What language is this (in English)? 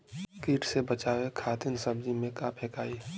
Bhojpuri